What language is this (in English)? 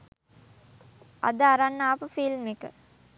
Sinhala